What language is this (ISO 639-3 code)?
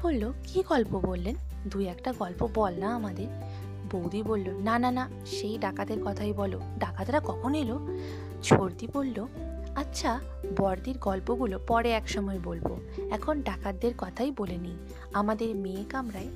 ben